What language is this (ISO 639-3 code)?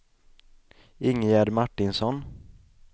swe